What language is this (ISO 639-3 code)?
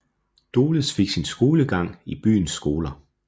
dan